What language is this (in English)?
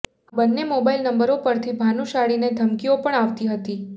Gujarati